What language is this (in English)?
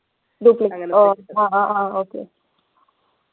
Malayalam